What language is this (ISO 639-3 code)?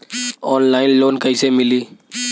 bho